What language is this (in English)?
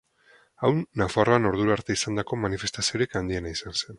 Basque